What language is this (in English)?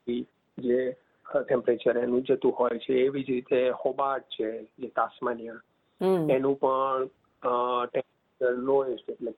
Gujarati